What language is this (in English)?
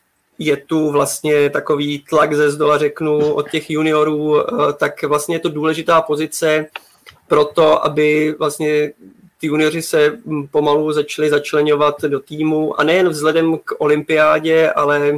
Czech